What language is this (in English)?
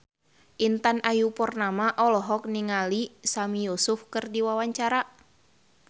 Sundanese